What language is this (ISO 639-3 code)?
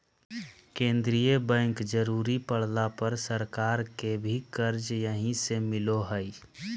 mag